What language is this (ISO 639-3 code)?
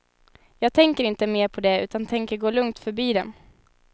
swe